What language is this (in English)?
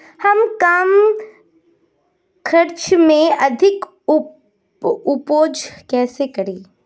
Hindi